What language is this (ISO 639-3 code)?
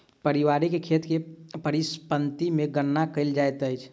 mai